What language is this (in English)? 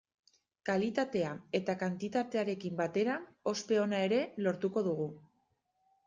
Basque